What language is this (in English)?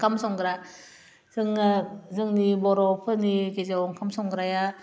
Bodo